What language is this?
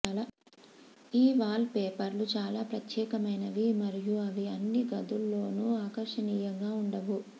Telugu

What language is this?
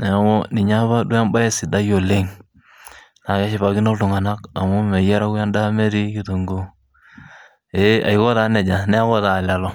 Masai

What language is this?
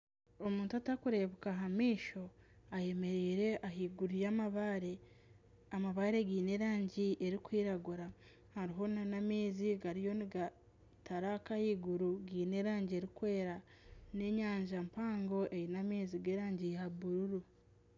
Nyankole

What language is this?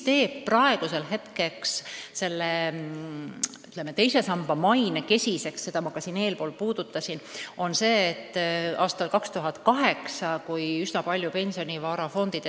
Estonian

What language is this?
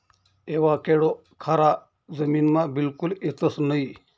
Marathi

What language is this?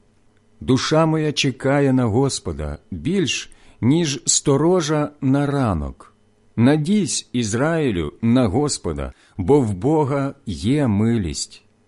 Ukrainian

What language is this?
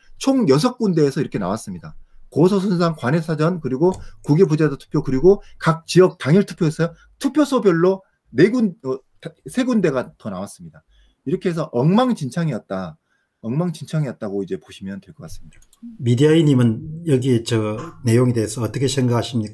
Korean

